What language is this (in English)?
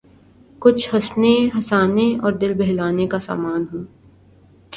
Urdu